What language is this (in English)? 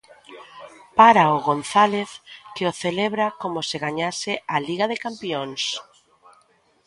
Galician